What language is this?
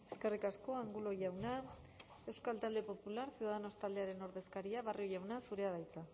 Basque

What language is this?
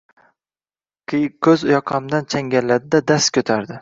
Uzbek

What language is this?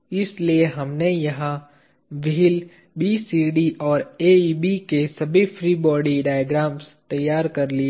Hindi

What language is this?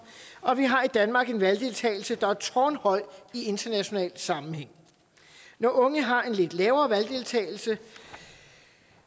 Danish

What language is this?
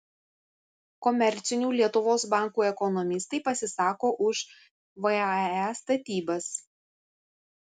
Lithuanian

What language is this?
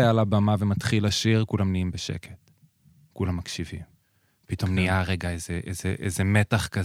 Hebrew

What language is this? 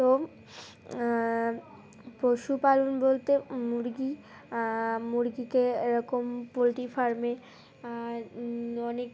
Bangla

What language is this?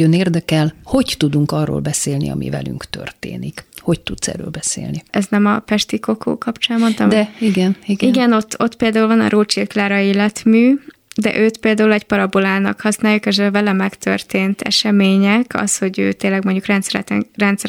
Hungarian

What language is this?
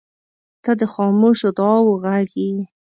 Pashto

